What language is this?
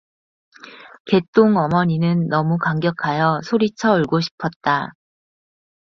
Korean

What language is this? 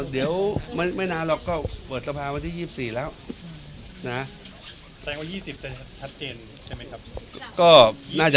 Thai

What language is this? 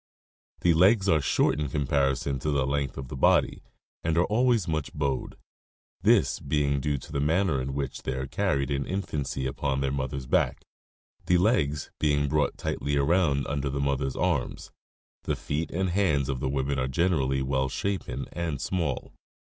English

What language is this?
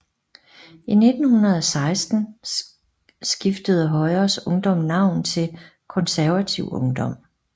Danish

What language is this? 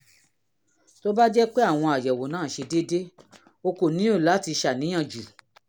Yoruba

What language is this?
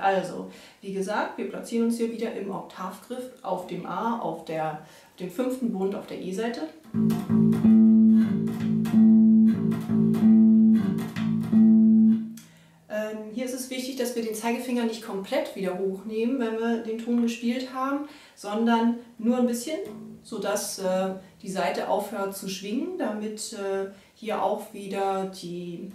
German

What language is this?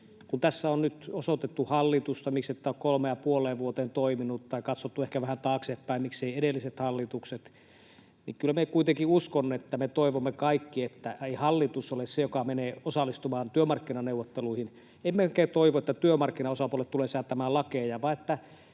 Finnish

